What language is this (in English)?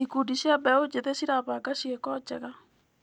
Kikuyu